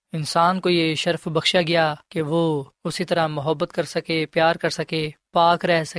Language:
Urdu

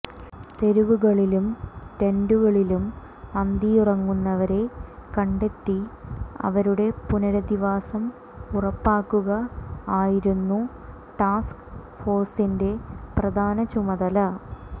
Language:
Malayalam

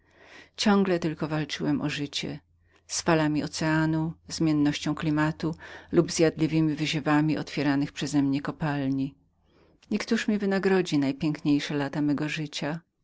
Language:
Polish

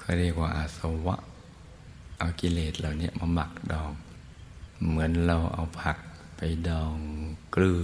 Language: Thai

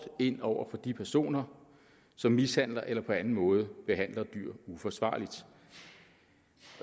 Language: Danish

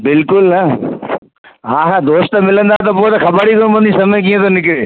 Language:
Sindhi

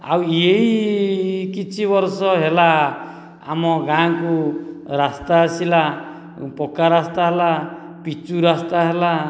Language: Odia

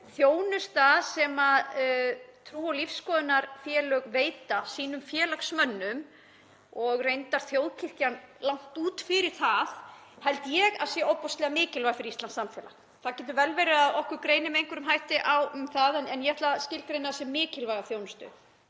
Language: Icelandic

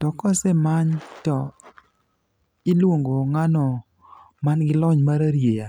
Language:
Luo (Kenya and Tanzania)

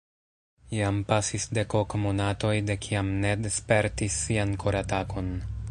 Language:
Esperanto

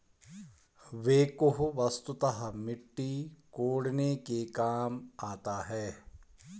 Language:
Hindi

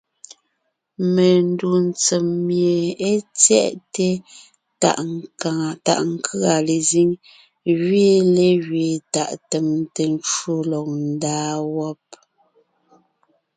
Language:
Ngiemboon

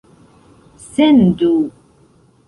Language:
Esperanto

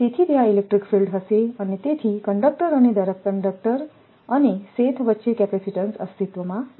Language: Gujarati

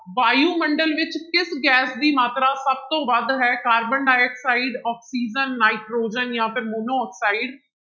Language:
Punjabi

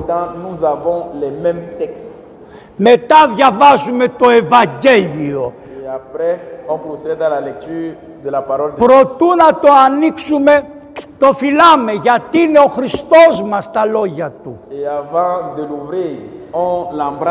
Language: Greek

